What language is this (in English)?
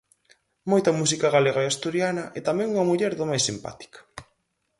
Galician